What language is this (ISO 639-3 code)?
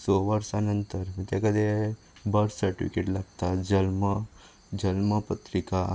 kok